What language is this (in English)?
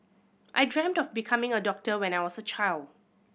English